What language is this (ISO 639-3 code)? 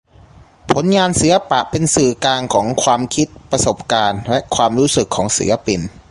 tha